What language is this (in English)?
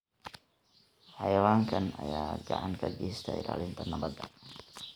Somali